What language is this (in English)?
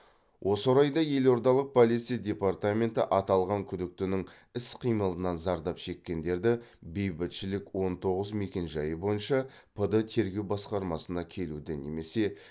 Kazakh